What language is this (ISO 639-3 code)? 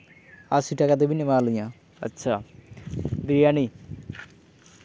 sat